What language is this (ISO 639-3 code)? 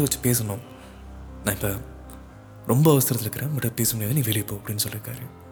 tam